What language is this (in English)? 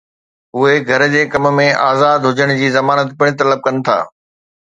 Sindhi